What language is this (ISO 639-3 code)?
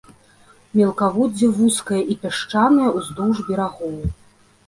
bel